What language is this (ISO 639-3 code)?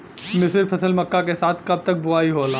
bho